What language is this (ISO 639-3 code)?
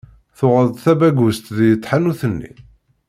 kab